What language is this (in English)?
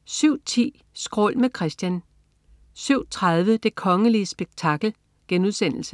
Danish